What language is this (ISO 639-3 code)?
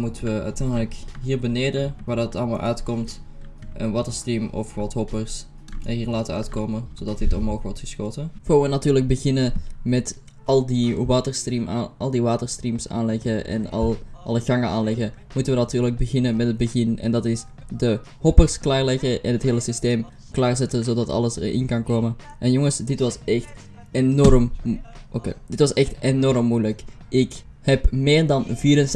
nld